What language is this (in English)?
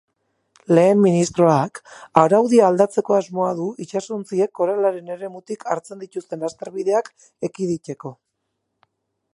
Basque